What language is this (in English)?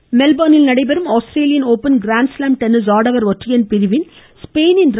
Tamil